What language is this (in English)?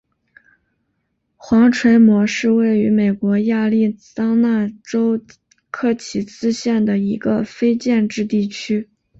Chinese